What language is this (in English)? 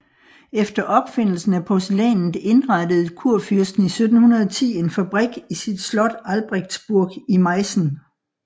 Danish